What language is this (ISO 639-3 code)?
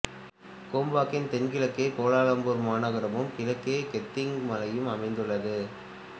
tam